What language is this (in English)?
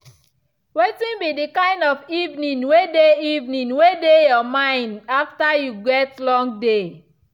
Nigerian Pidgin